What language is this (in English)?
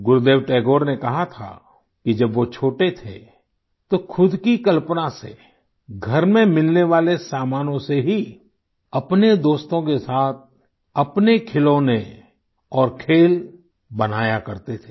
Hindi